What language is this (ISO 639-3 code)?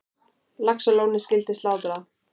isl